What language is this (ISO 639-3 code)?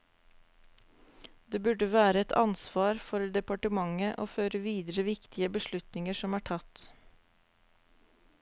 nor